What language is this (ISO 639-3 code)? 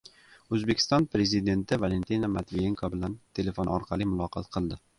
uzb